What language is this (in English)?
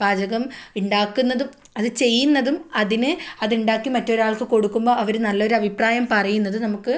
Malayalam